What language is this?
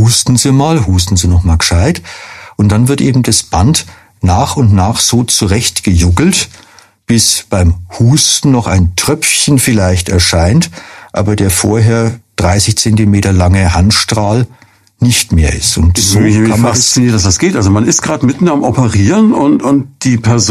German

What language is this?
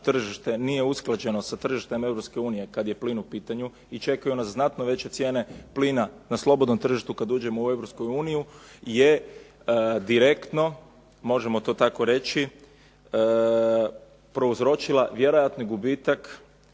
Croatian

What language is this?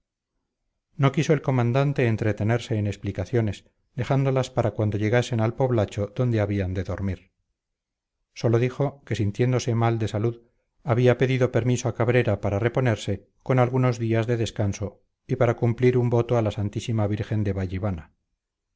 Spanish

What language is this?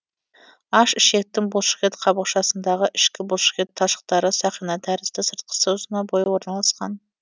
Kazakh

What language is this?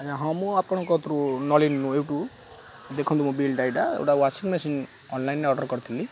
Odia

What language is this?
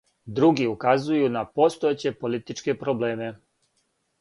Serbian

